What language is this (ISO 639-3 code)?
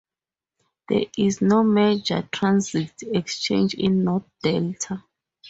eng